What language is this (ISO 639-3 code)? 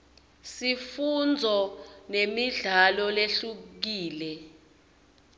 ssw